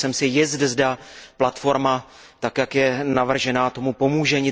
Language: Czech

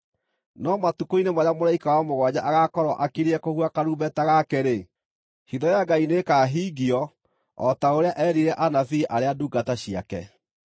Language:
Kikuyu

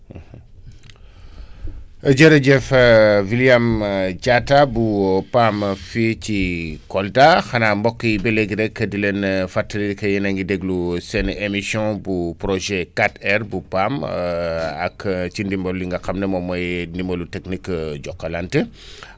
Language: Wolof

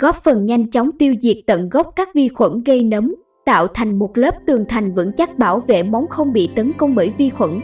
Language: Vietnamese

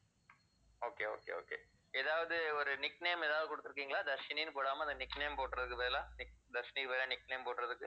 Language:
Tamil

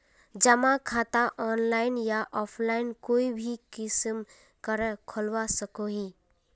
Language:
Magahi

